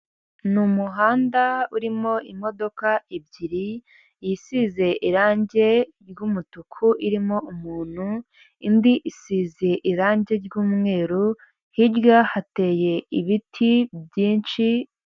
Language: Kinyarwanda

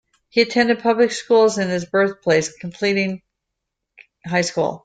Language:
English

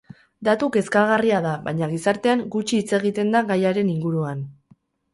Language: Basque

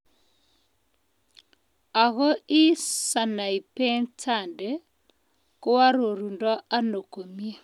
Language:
Kalenjin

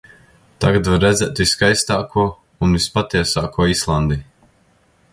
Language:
Latvian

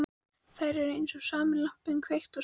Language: Icelandic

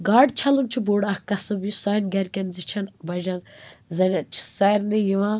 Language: Kashmiri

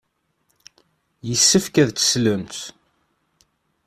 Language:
Kabyle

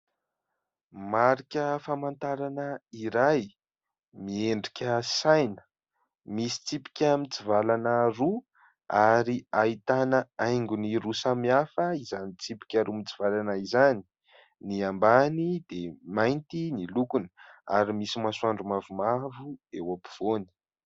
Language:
Malagasy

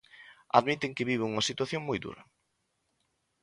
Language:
Galician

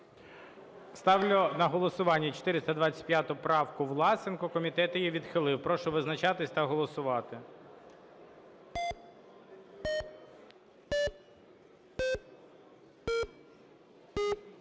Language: Ukrainian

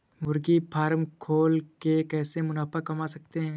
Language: Hindi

